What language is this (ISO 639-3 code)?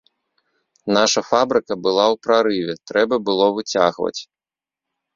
bel